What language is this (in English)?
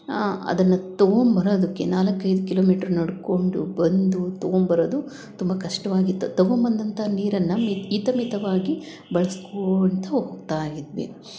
Kannada